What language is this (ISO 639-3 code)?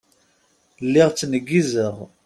kab